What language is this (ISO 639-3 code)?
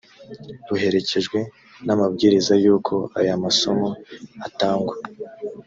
kin